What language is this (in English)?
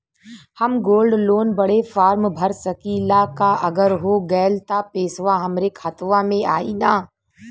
Bhojpuri